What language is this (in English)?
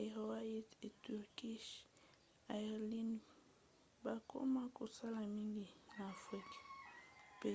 Lingala